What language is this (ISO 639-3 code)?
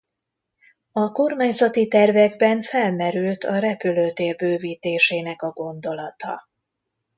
hun